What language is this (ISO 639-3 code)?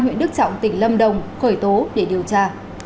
vie